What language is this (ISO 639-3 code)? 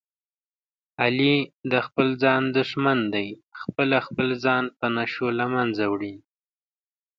pus